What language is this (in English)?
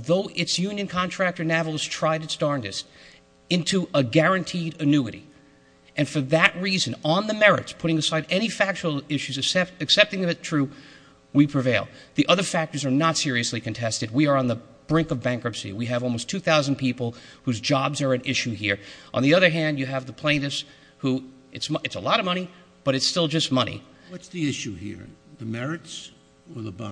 English